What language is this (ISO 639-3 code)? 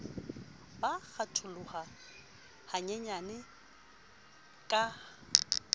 sot